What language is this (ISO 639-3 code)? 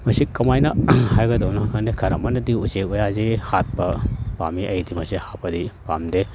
mni